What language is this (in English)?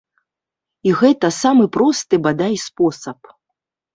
Belarusian